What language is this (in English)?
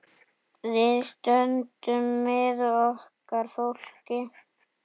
Icelandic